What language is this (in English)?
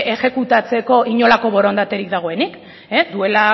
Basque